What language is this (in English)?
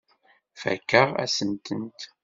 Kabyle